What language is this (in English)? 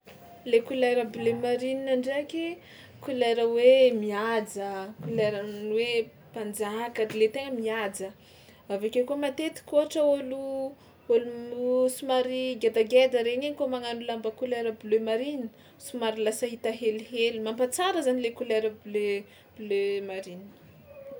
Tsimihety Malagasy